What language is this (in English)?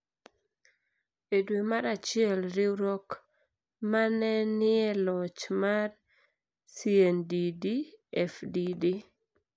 Luo (Kenya and Tanzania)